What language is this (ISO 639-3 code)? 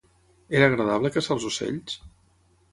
cat